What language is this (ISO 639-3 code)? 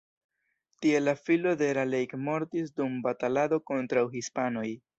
epo